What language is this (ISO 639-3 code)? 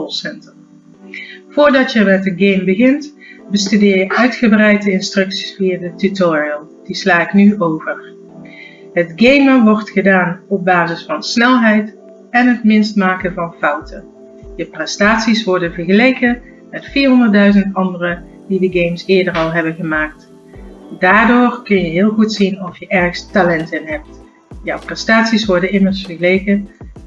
nld